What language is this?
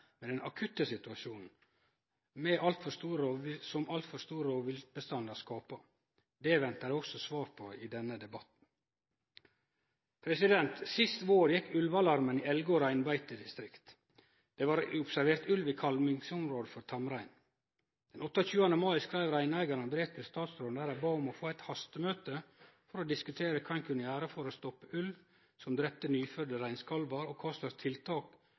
Norwegian Nynorsk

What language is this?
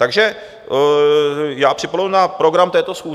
Czech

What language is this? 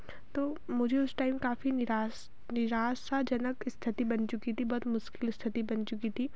Hindi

